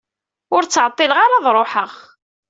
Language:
Kabyle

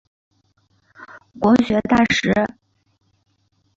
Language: Chinese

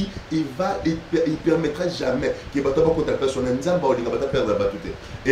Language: French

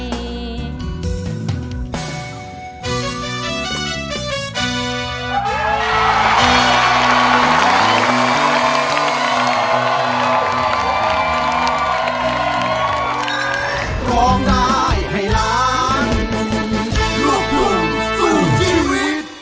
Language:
Thai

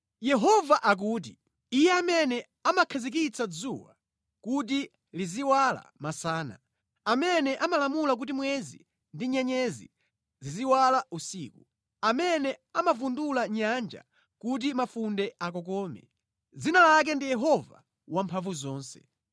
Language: Nyanja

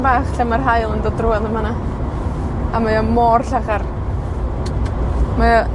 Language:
Welsh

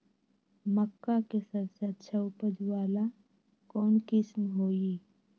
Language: Magahi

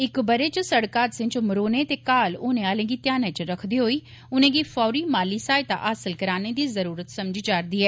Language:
Dogri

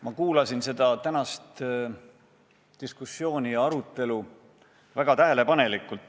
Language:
Estonian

